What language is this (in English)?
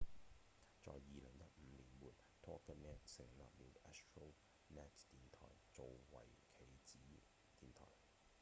Cantonese